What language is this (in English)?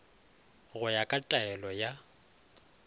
Northern Sotho